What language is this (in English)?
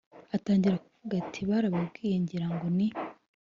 Kinyarwanda